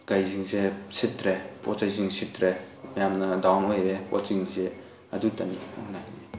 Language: Manipuri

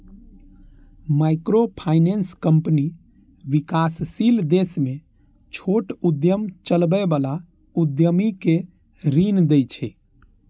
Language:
Maithili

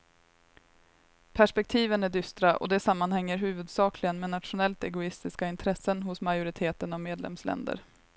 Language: Swedish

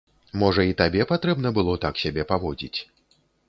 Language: Belarusian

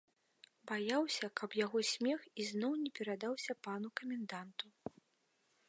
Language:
Belarusian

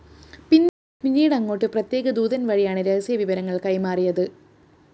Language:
Malayalam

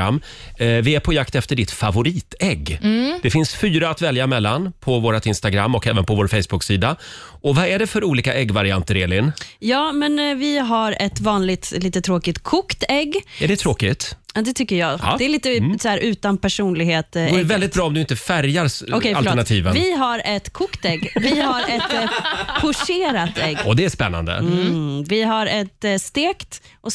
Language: Swedish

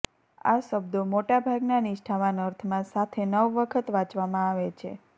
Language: Gujarati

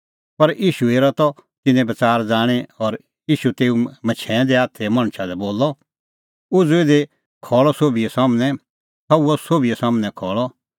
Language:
Kullu Pahari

